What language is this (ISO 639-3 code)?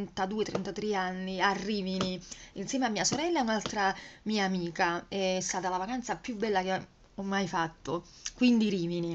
ita